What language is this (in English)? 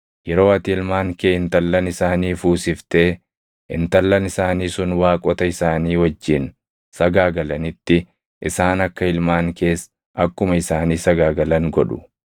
Oromo